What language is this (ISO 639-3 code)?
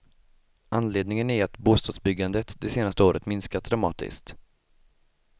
swe